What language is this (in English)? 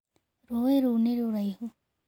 Kikuyu